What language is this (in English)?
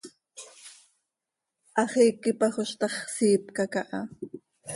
Seri